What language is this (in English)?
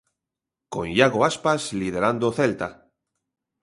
Galician